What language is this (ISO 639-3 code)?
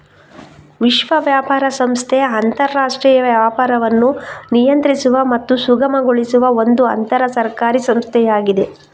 kan